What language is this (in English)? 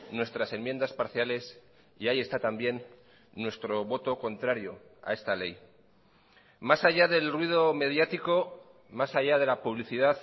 Spanish